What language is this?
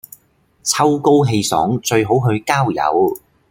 Cantonese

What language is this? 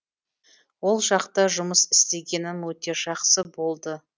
Kazakh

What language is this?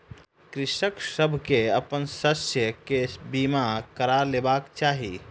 Maithili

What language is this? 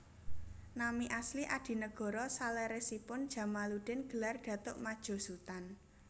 Javanese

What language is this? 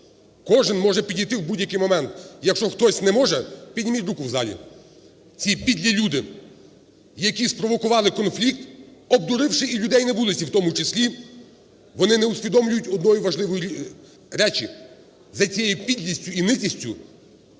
Ukrainian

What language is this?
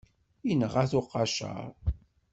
Kabyle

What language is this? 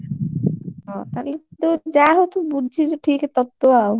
Odia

